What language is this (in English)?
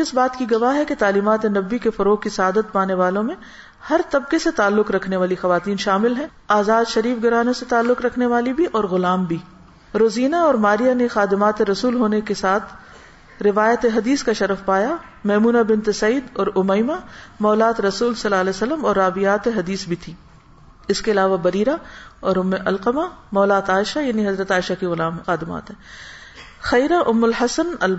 Urdu